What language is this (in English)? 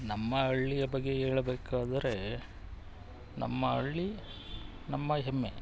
Kannada